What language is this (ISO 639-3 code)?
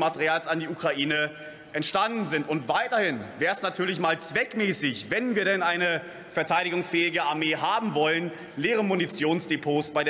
deu